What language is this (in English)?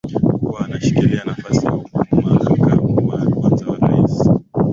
Swahili